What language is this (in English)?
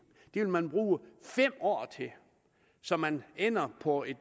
Danish